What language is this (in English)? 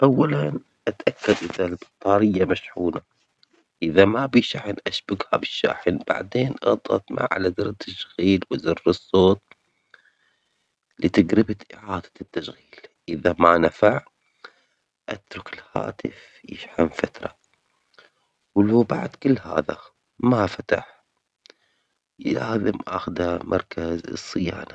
Omani Arabic